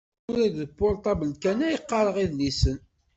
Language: Kabyle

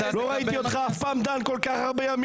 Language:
Hebrew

